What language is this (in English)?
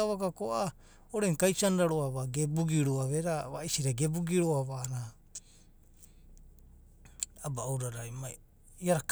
Abadi